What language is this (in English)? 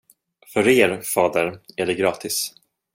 Swedish